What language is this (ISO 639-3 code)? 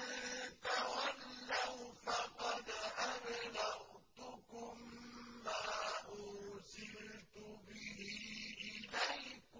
ara